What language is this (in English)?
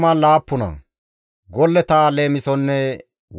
Gamo